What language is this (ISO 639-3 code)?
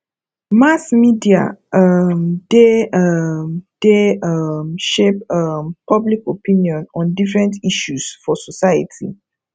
pcm